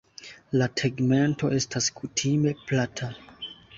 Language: Esperanto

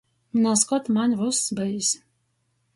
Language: Latgalian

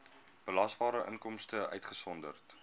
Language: Afrikaans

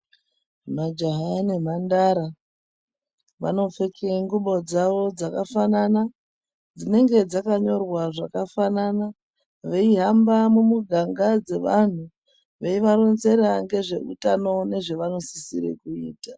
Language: Ndau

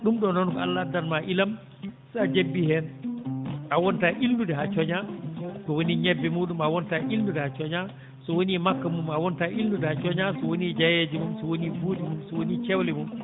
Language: Fula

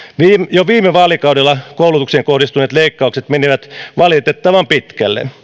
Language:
Finnish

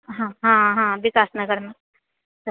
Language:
Maithili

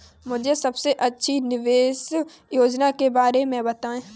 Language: Hindi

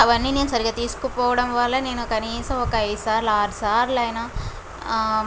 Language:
Telugu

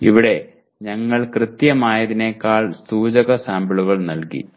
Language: Malayalam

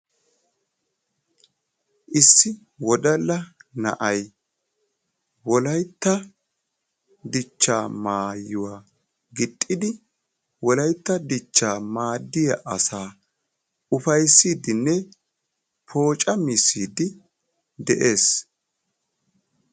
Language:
Wolaytta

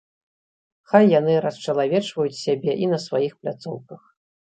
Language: Belarusian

